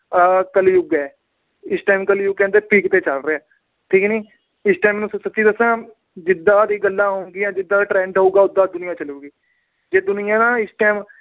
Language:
Punjabi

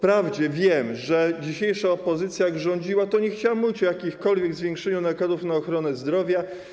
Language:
Polish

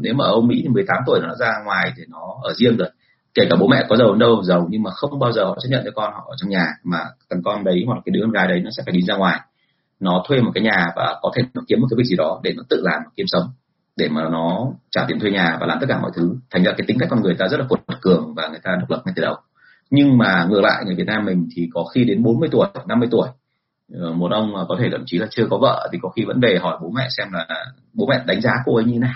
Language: Vietnamese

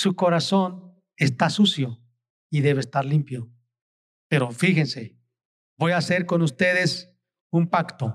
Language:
Spanish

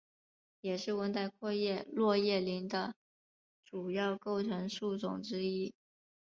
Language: Chinese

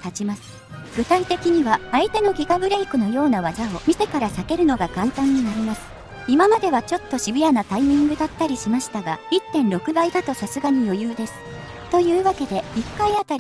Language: Japanese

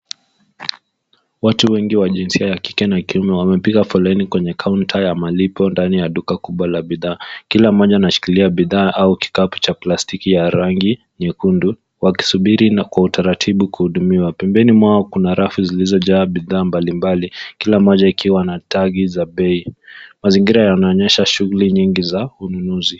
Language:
Swahili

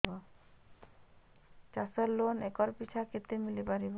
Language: Odia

